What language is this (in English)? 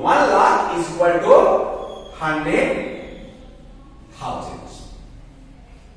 English